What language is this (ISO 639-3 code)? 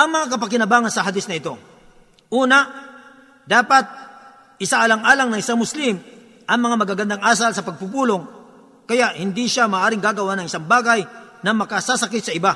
fil